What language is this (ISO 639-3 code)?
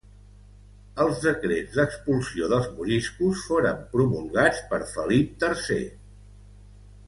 cat